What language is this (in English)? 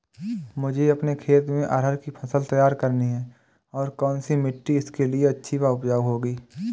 Hindi